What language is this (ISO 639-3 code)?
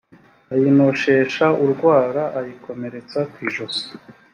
kin